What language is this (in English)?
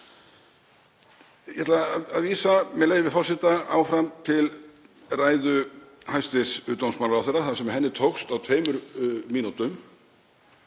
Icelandic